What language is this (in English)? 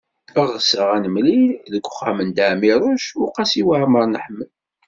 Kabyle